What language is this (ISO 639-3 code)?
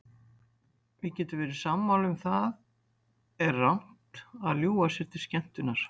isl